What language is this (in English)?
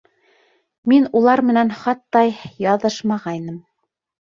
Bashkir